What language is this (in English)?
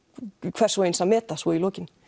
Icelandic